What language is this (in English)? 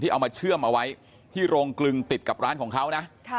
Thai